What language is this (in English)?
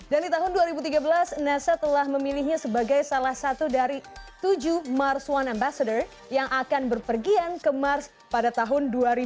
Indonesian